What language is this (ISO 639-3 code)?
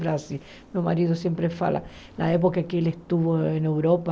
por